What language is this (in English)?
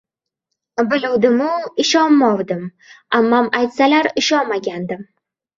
Uzbek